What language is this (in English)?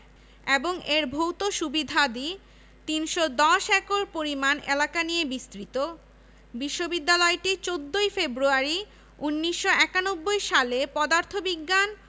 Bangla